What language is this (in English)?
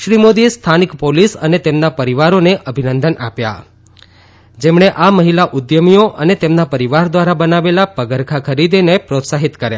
Gujarati